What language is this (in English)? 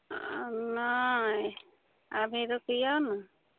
Maithili